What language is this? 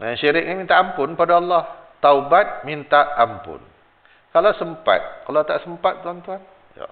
Malay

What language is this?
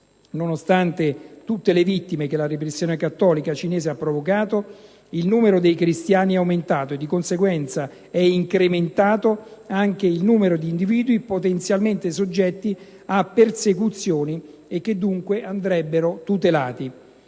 Italian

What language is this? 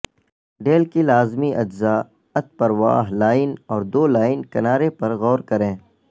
Urdu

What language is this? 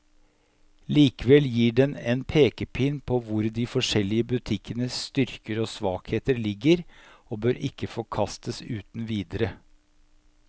Norwegian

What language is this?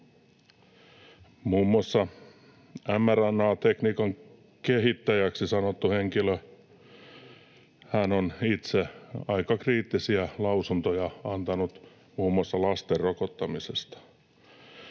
Finnish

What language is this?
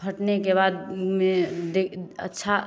Hindi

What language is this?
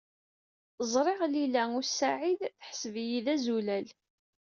Kabyle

